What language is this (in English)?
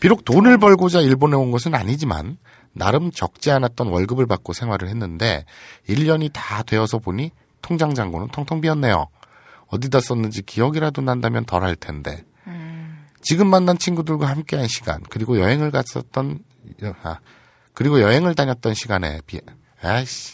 Korean